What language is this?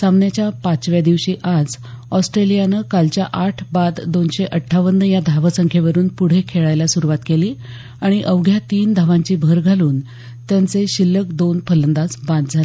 Marathi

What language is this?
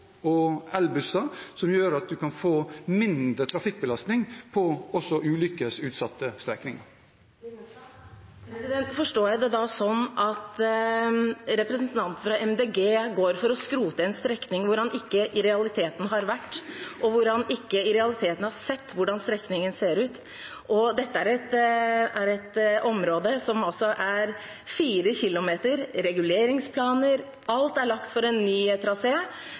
Norwegian Bokmål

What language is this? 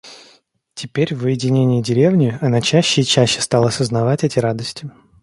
Russian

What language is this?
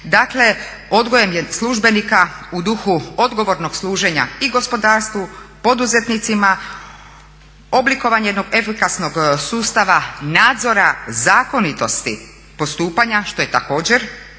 Croatian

